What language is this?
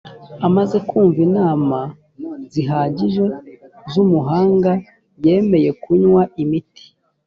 Kinyarwanda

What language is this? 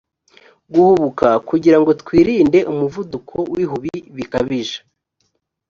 Kinyarwanda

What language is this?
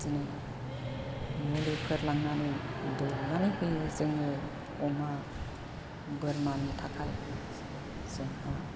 Bodo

